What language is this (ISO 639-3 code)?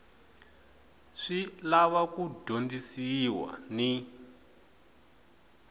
tso